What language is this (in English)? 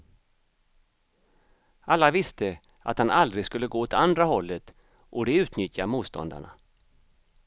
Swedish